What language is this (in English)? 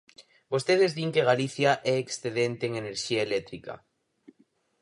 Galician